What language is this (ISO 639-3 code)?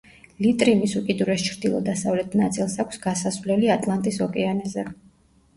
kat